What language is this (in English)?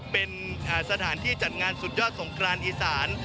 Thai